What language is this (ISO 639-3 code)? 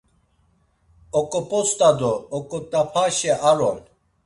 lzz